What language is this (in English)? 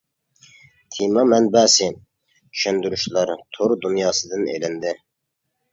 Uyghur